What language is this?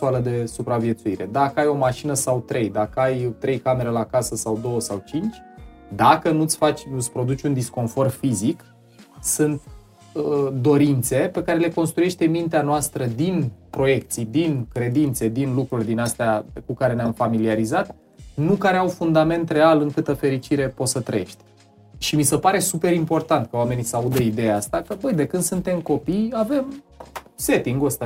Romanian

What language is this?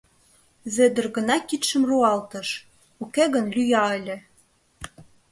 Mari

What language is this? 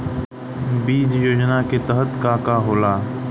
Bhojpuri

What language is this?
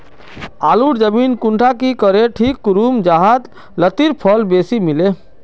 Magahi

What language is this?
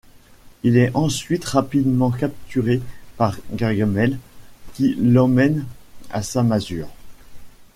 French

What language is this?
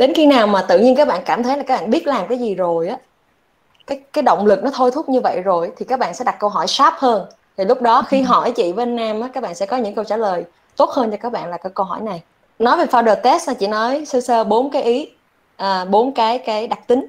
Vietnamese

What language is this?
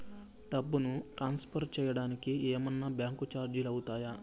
Telugu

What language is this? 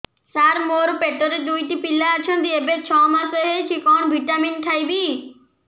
Odia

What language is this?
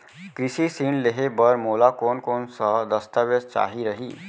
Chhattisgarhi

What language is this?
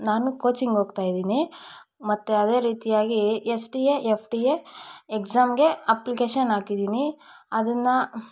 Kannada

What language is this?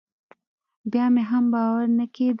Pashto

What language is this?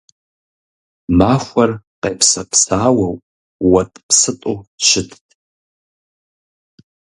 Kabardian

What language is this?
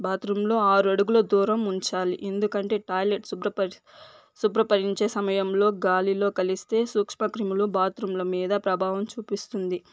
Telugu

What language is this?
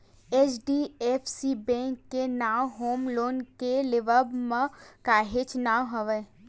Chhattisgarhi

